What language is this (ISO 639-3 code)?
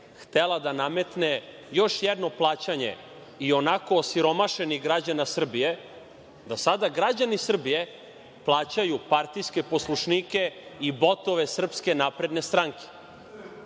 srp